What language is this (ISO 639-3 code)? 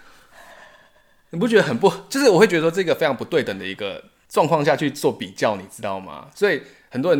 zho